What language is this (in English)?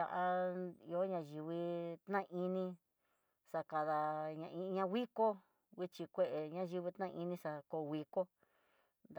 Tidaá Mixtec